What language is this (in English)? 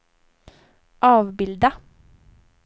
Swedish